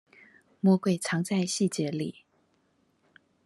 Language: Chinese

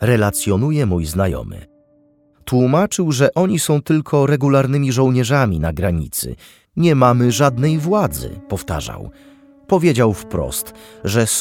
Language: Polish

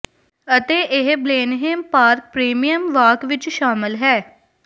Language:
Punjabi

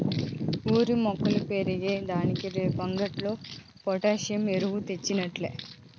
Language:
Telugu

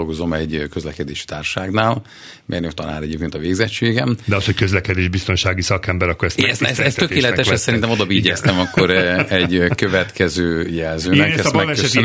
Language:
Hungarian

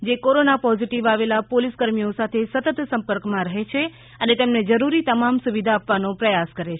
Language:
Gujarati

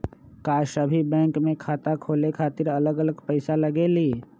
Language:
Magahi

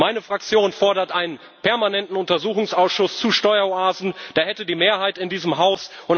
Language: German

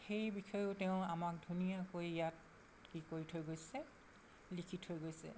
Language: Assamese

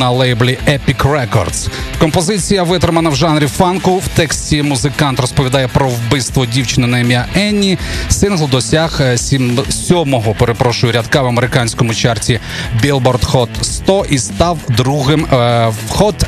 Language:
Ukrainian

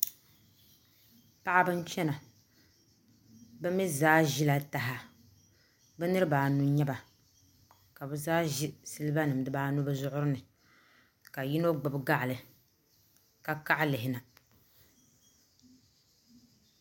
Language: Dagbani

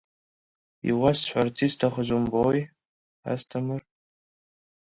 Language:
Abkhazian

